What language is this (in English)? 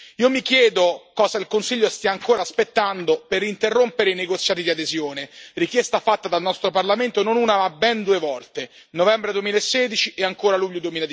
Italian